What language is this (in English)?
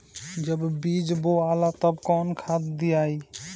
Bhojpuri